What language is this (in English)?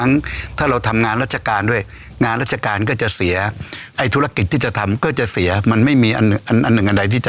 Thai